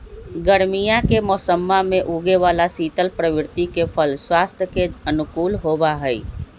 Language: Magahi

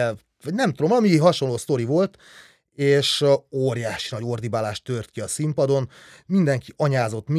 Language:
Hungarian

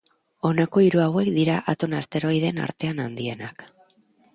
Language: Basque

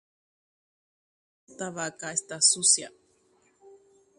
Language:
Guarani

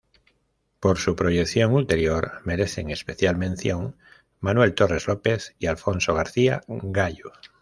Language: Spanish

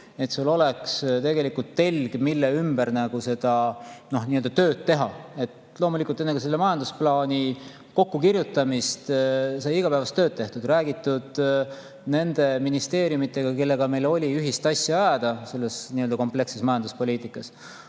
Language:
Estonian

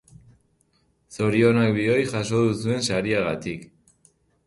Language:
Basque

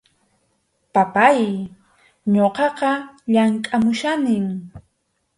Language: Arequipa-La Unión Quechua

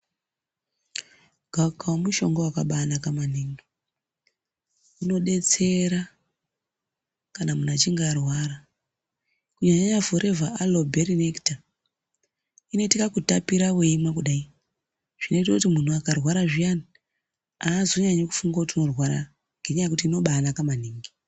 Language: Ndau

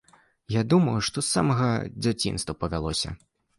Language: Belarusian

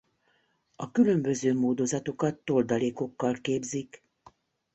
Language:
Hungarian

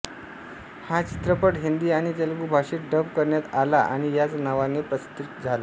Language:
Marathi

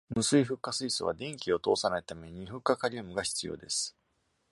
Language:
Japanese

